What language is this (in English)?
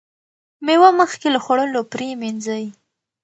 Pashto